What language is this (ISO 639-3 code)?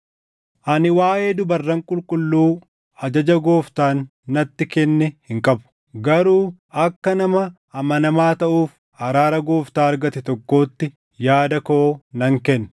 orm